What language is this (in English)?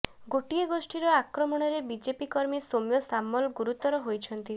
Odia